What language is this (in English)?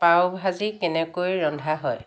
Assamese